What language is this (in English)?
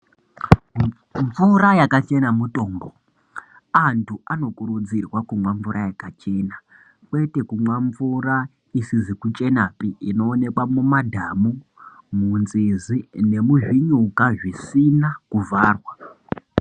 Ndau